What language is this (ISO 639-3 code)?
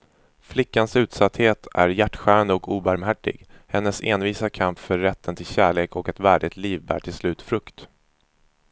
swe